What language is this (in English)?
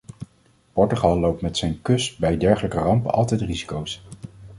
Dutch